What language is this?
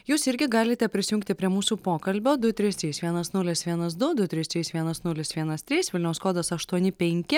Lithuanian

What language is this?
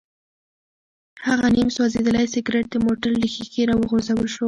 Pashto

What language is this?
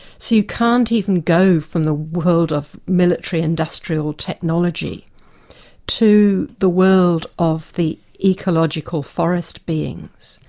English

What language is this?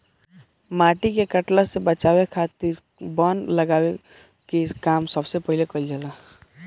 Bhojpuri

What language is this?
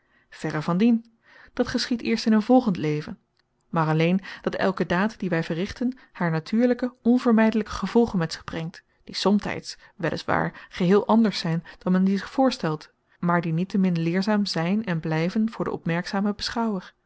Dutch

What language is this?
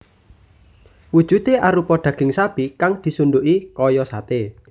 Javanese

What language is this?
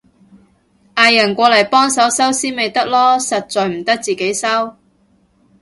Cantonese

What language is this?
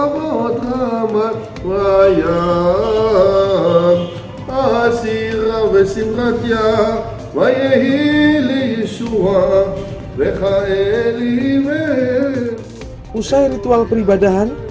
Indonesian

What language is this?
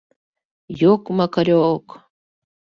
Mari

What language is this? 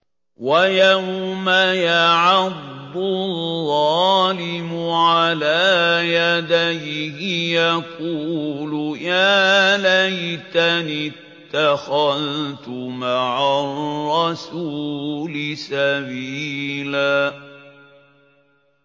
Arabic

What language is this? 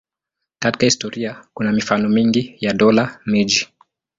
Swahili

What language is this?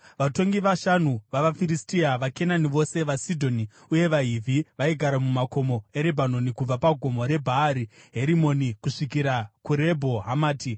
Shona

